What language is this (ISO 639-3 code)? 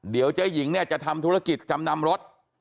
tha